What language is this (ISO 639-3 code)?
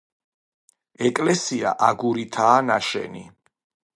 kat